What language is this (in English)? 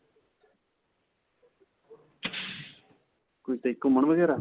Punjabi